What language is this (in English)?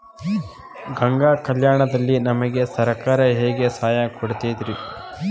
Kannada